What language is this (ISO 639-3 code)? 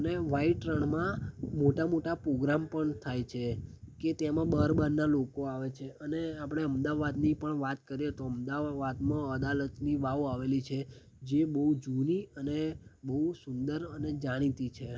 guj